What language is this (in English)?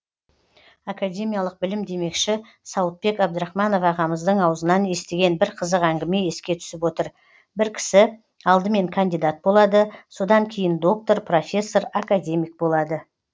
Kazakh